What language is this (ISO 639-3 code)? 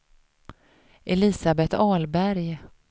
swe